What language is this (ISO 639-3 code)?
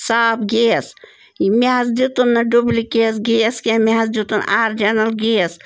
kas